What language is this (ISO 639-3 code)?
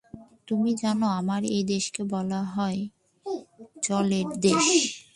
ben